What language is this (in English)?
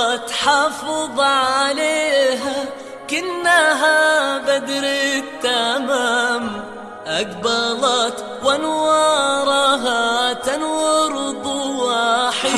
Arabic